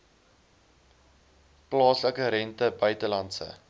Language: Afrikaans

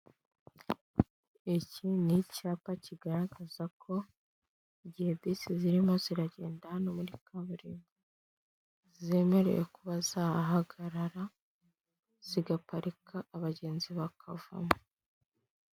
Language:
Kinyarwanda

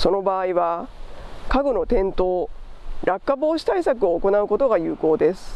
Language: Japanese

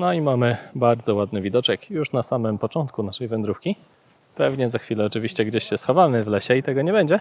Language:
Polish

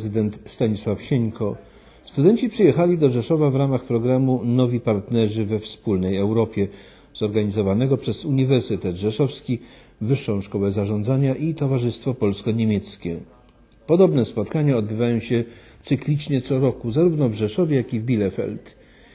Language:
Polish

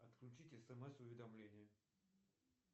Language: Russian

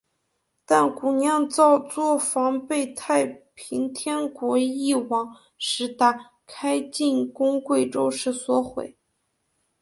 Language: Chinese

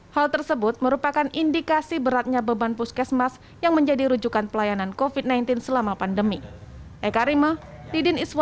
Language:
Indonesian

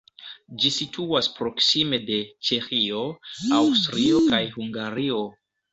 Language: Esperanto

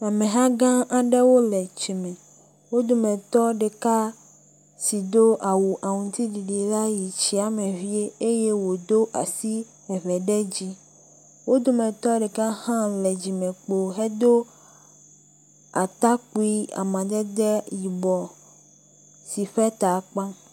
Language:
Ewe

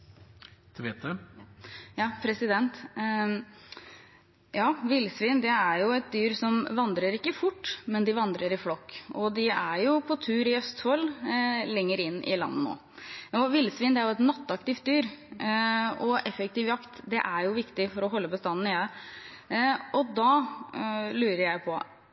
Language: Norwegian Bokmål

